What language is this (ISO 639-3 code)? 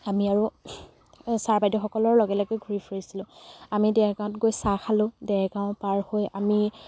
asm